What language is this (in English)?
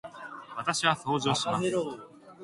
Japanese